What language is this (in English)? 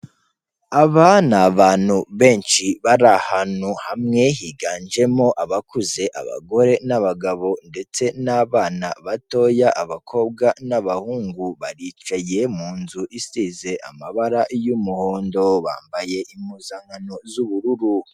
Kinyarwanda